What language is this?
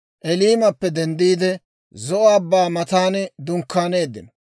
Dawro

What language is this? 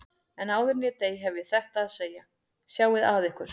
Icelandic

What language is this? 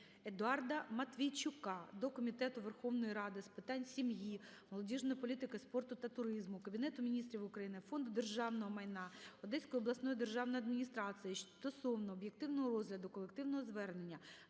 Ukrainian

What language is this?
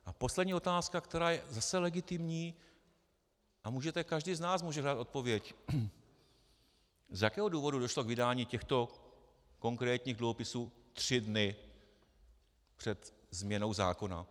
Czech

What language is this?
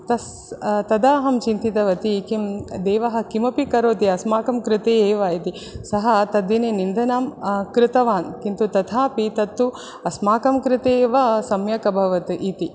Sanskrit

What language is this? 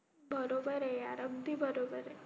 Marathi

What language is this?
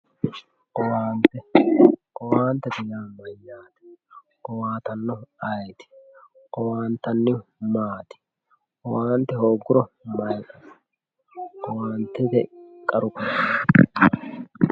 Sidamo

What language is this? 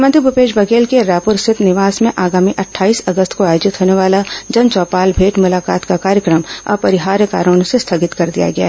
Hindi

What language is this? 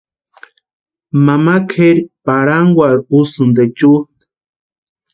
Western Highland Purepecha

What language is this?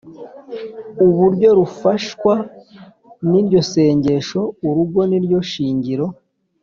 Kinyarwanda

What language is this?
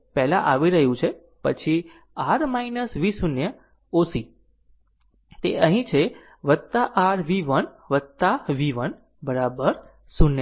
Gujarati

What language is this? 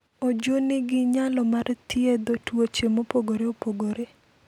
Luo (Kenya and Tanzania)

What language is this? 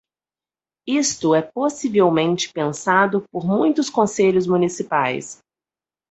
Portuguese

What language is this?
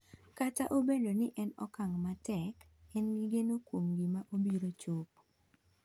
Luo (Kenya and Tanzania)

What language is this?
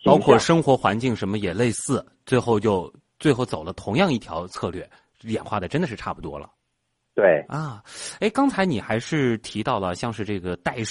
Chinese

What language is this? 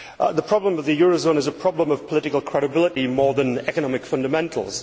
English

